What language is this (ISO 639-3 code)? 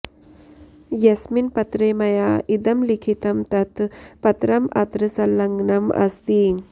san